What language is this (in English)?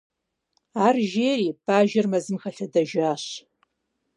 Kabardian